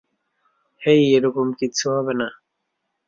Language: Bangla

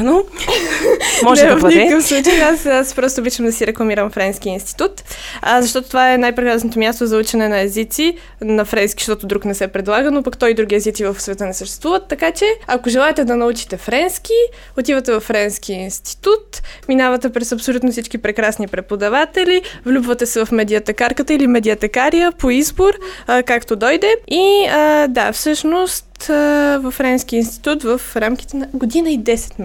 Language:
Bulgarian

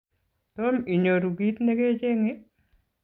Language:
Kalenjin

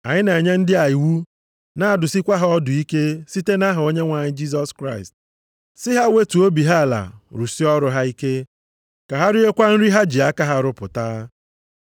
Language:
Igbo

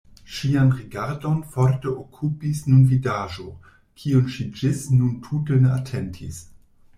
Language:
Esperanto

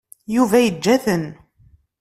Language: Kabyle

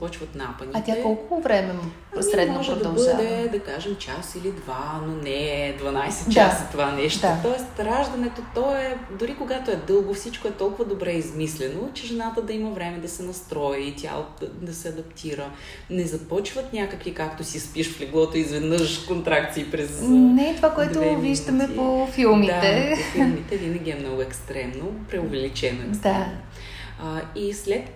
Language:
Bulgarian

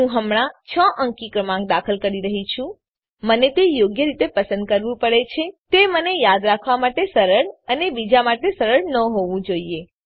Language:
Gujarati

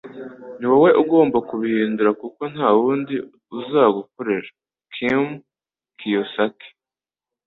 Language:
Kinyarwanda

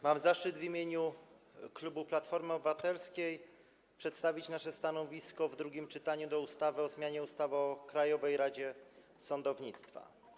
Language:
Polish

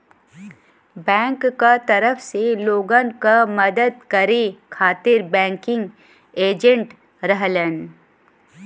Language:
Bhojpuri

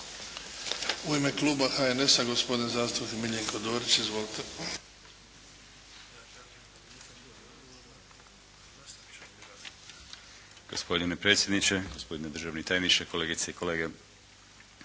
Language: Croatian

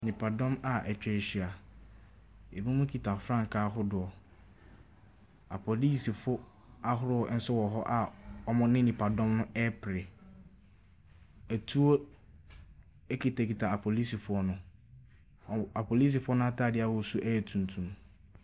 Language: Akan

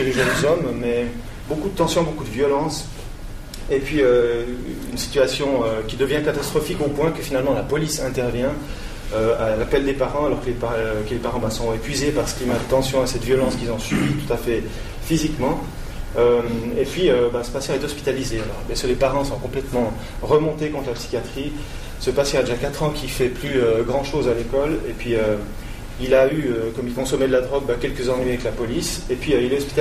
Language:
French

